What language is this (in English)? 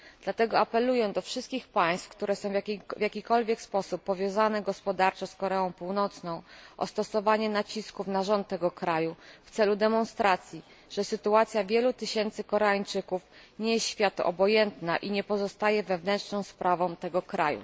Polish